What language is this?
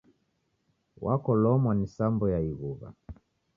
Taita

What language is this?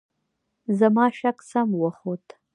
Pashto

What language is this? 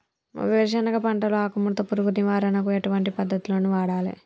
Telugu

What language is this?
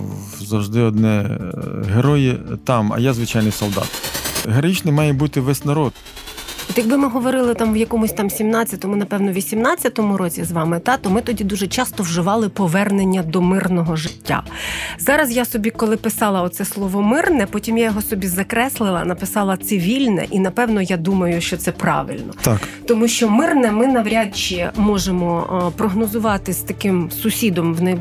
Ukrainian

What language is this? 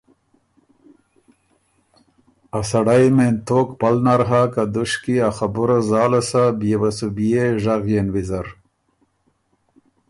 Ormuri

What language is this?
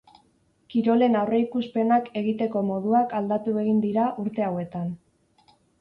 Basque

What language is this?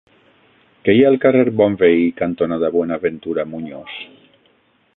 Catalan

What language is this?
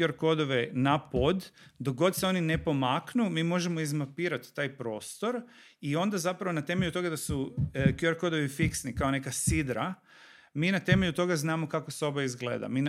Croatian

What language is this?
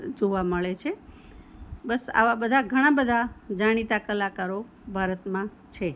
Gujarati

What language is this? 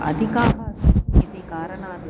Sanskrit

